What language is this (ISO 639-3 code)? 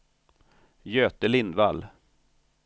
swe